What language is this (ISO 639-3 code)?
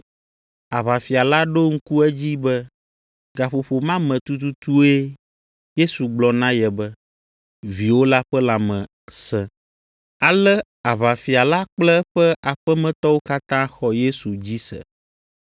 ewe